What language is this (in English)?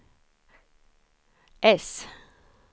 Swedish